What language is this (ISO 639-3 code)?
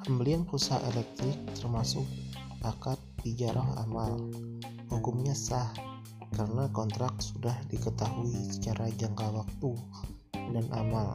ind